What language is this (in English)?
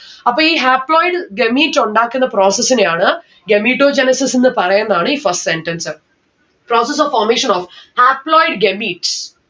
Malayalam